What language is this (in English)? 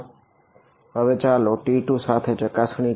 Gujarati